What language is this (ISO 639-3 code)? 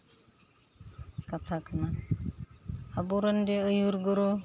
sat